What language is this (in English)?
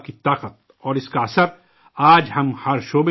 Urdu